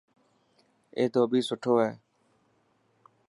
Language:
Dhatki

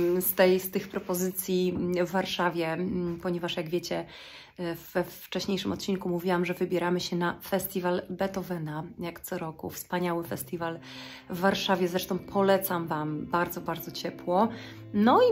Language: Polish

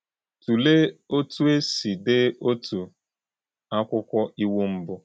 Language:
Igbo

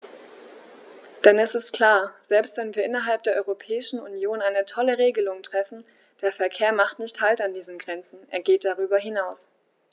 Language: German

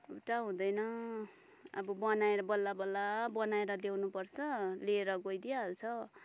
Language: Nepali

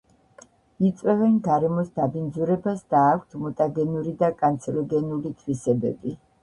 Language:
Georgian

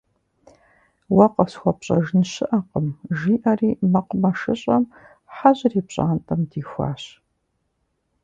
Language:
Kabardian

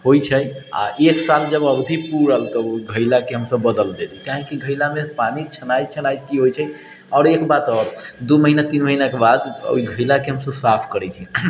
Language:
Maithili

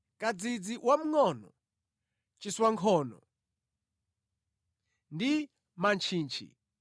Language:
Nyanja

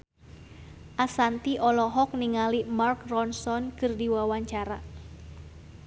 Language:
Sundanese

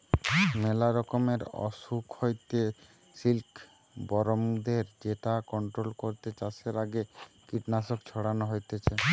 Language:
Bangla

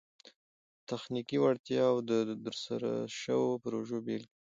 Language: Pashto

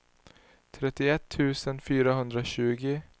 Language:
Swedish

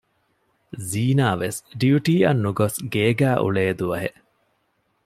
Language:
Divehi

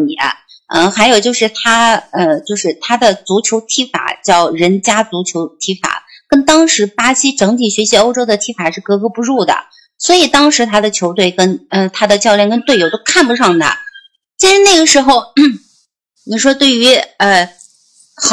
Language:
Chinese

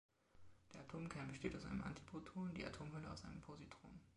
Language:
German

